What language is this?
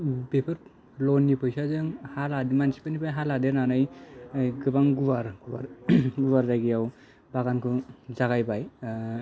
Bodo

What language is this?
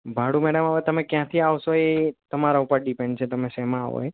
Gujarati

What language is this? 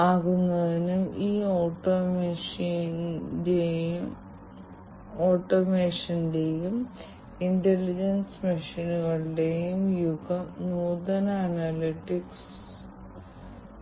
Malayalam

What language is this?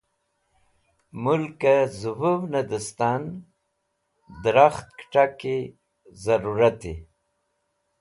Wakhi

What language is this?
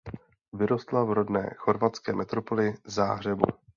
Czech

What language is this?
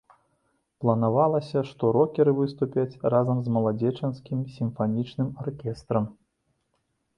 Belarusian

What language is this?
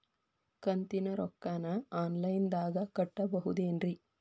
Kannada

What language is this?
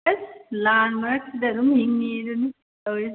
Manipuri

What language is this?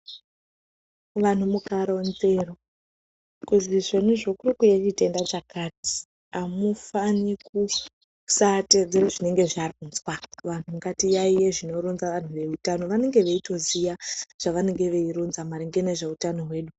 Ndau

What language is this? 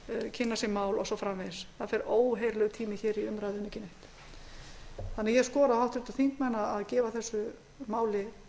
Icelandic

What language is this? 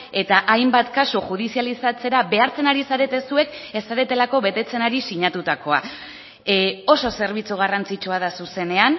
Basque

